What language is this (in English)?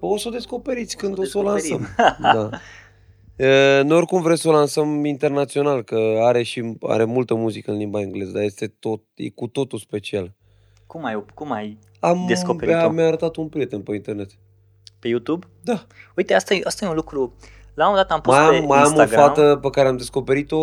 Romanian